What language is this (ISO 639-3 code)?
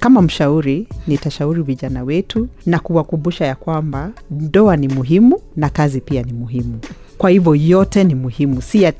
swa